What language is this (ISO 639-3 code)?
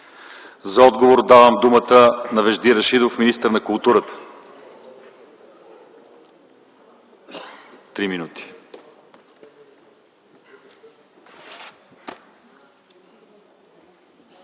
bul